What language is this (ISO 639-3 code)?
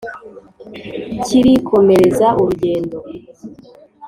kin